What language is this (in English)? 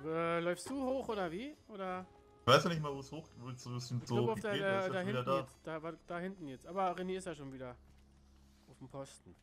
German